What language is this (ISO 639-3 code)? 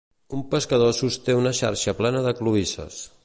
cat